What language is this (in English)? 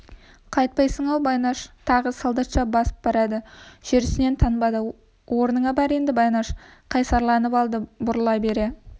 Kazakh